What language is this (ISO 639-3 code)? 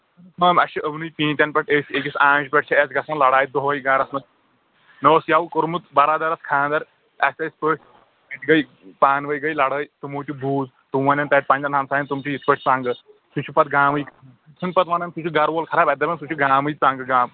kas